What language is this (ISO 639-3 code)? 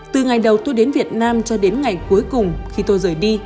vie